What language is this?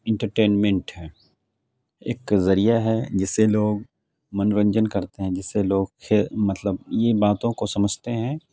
Urdu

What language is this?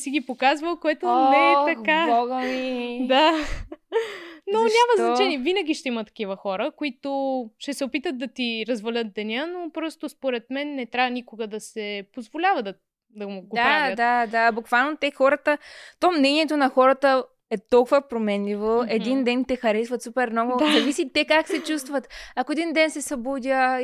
Bulgarian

